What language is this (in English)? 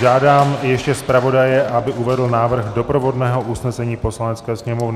Czech